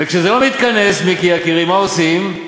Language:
Hebrew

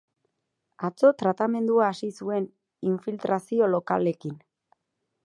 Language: Basque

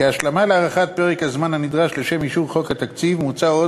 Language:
Hebrew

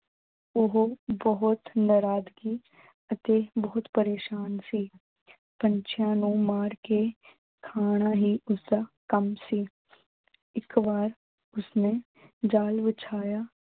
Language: Punjabi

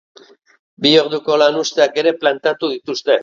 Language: Basque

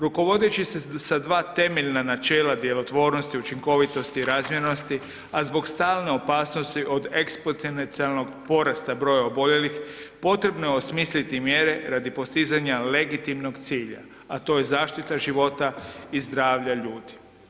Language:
Croatian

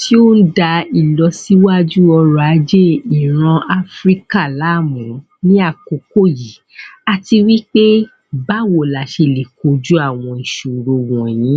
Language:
Yoruba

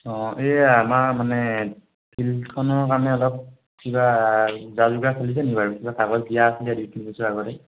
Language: Assamese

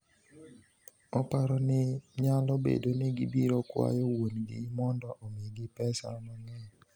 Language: Luo (Kenya and Tanzania)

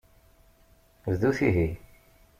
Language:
Kabyle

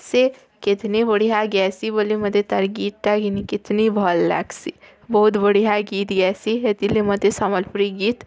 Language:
Odia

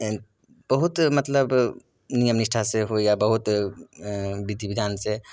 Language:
Maithili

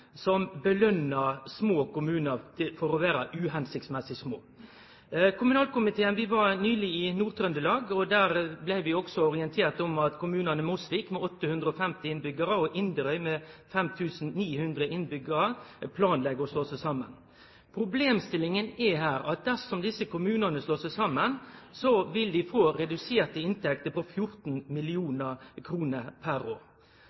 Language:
Norwegian Nynorsk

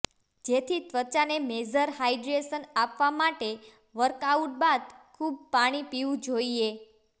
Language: Gujarati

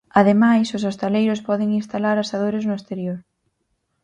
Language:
Galician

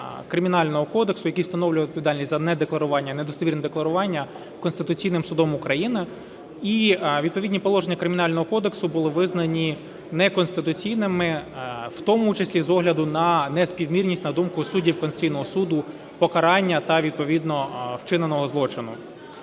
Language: Ukrainian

